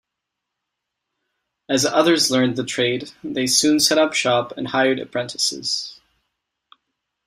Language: English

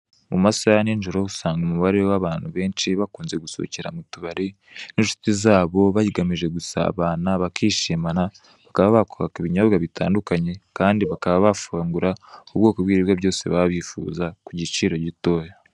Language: Kinyarwanda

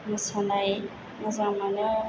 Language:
Bodo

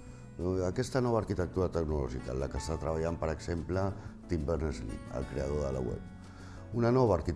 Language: Catalan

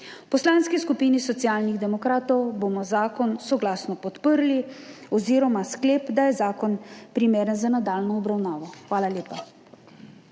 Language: Slovenian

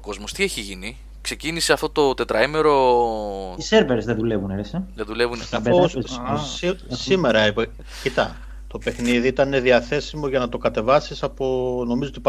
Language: Greek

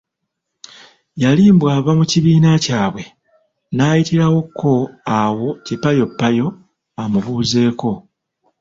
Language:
Ganda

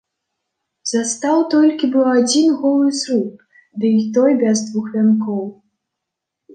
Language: Belarusian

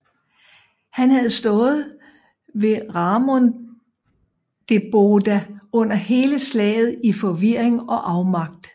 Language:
Danish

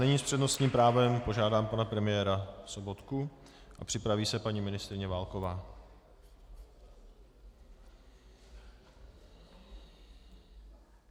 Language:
Czech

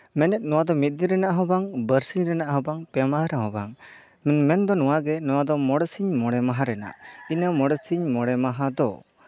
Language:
Santali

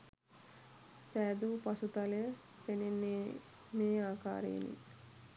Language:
Sinhala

